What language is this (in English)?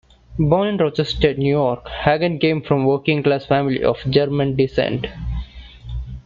English